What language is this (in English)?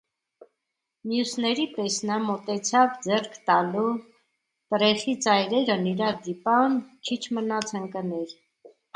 Armenian